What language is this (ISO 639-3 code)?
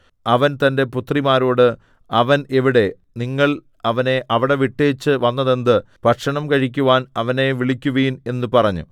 mal